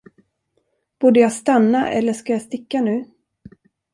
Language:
Swedish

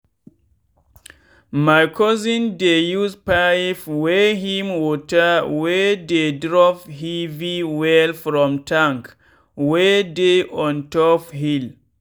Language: Nigerian Pidgin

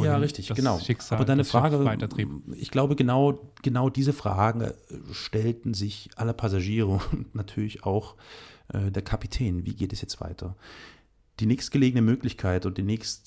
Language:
German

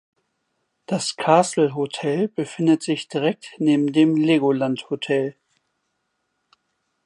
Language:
German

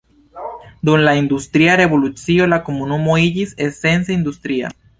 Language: Esperanto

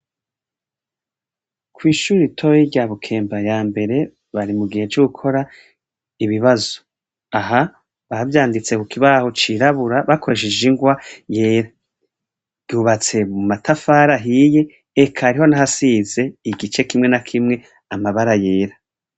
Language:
Rundi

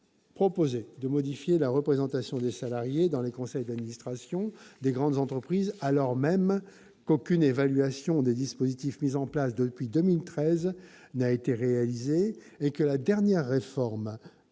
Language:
French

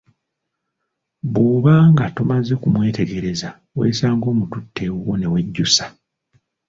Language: Ganda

